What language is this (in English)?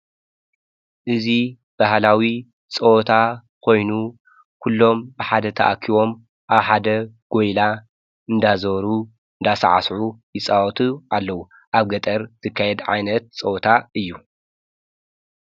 Tigrinya